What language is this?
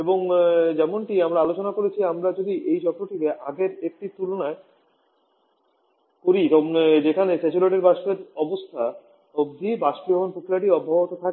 Bangla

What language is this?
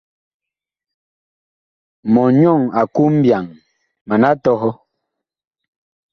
Bakoko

